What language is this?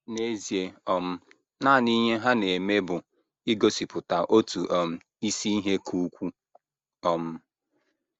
Igbo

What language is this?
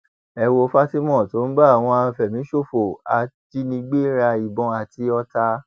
Yoruba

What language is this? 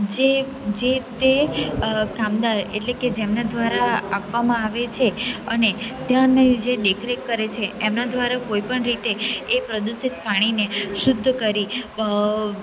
Gujarati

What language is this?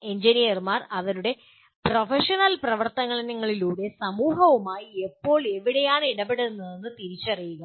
Malayalam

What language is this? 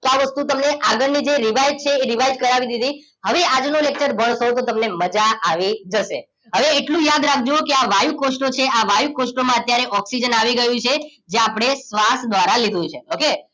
Gujarati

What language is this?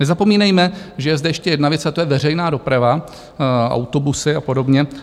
Czech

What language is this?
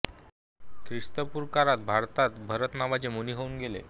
Marathi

